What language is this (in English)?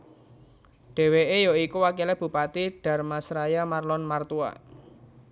Javanese